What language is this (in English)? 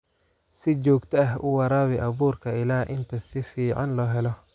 Somali